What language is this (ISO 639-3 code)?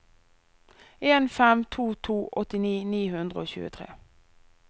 nor